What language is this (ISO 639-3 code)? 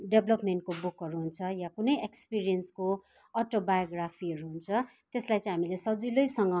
nep